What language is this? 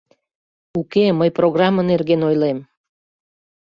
Mari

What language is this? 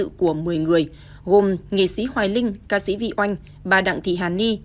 Vietnamese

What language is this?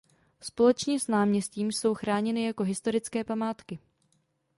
Czech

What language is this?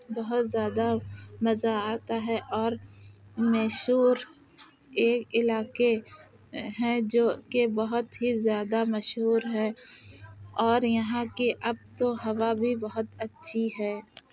Urdu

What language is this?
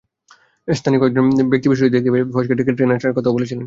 Bangla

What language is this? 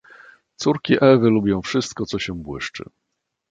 Polish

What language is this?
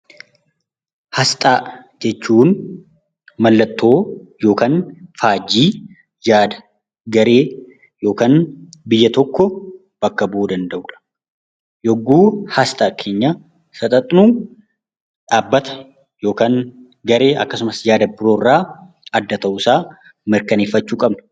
Oromo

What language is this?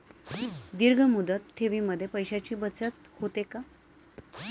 Marathi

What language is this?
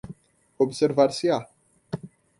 Portuguese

